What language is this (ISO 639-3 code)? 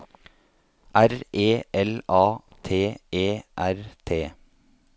nor